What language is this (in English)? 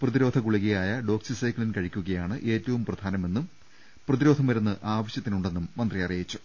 Malayalam